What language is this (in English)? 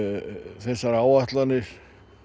Icelandic